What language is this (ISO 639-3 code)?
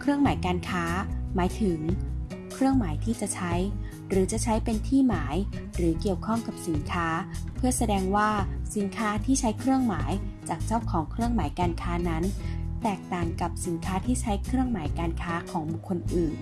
tha